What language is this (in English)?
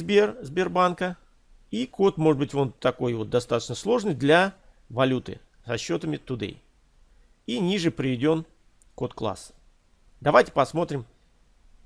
Russian